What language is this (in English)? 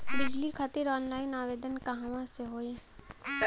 Bhojpuri